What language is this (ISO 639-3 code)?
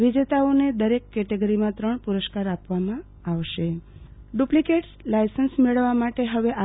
guj